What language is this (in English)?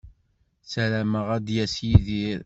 Kabyle